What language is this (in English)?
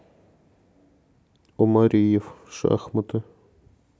Russian